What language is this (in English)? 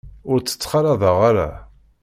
Kabyle